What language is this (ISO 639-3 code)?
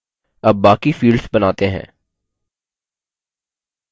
hin